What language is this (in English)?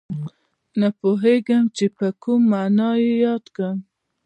Pashto